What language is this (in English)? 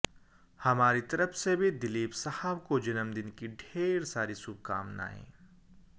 Hindi